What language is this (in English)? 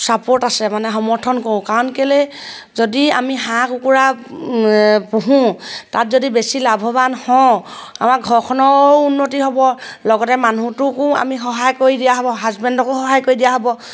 Assamese